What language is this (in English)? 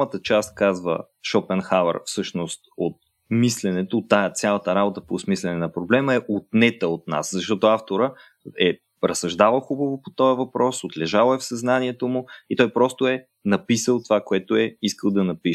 Bulgarian